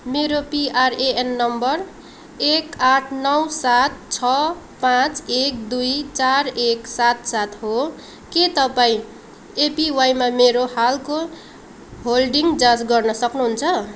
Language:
Nepali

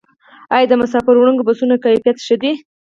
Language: Pashto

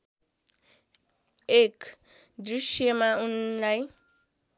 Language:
Nepali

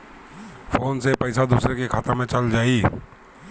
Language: Bhojpuri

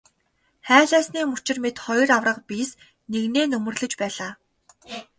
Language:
Mongolian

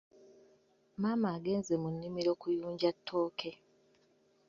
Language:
Ganda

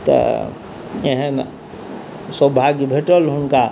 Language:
Maithili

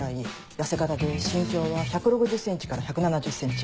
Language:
Japanese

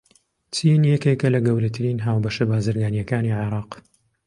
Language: Central Kurdish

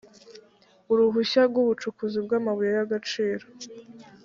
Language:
Kinyarwanda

